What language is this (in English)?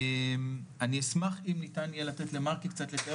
Hebrew